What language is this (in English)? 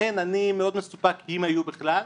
Hebrew